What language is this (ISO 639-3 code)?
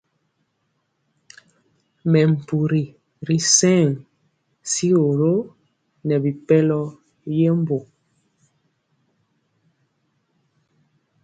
mcx